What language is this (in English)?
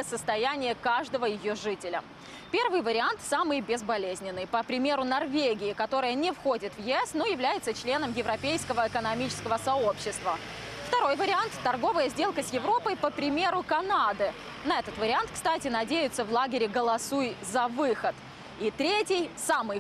Russian